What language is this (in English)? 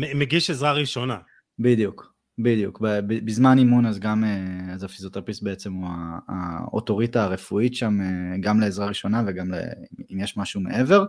Hebrew